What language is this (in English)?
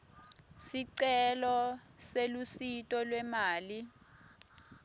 Swati